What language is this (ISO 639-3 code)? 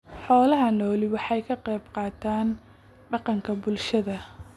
som